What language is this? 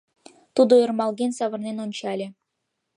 Mari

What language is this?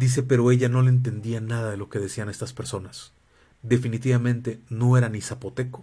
Spanish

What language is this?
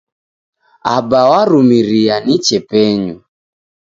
Taita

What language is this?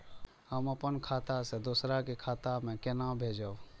Maithili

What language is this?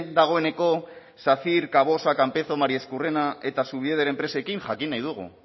Basque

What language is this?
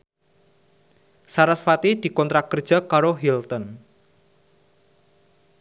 Javanese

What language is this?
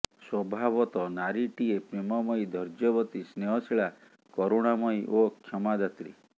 Odia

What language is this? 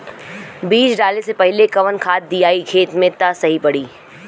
Bhojpuri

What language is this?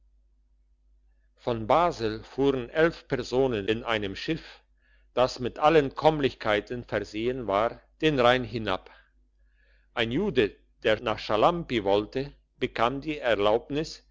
German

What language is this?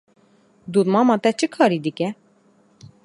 Kurdish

